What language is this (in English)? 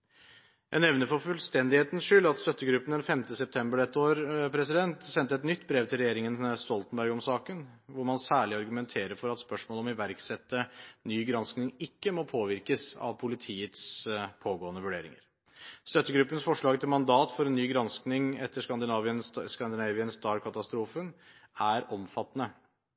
Norwegian Bokmål